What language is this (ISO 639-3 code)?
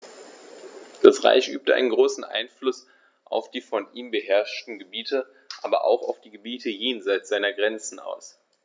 deu